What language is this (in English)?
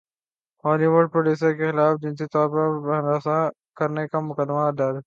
Urdu